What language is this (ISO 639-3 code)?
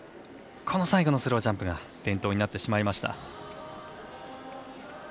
jpn